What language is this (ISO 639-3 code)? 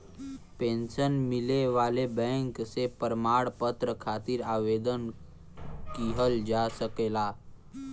bho